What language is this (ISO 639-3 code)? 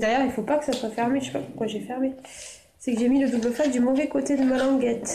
fra